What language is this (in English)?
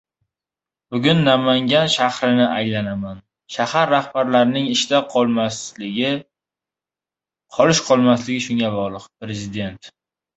Uzbek